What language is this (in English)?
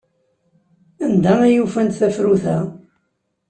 Kabyle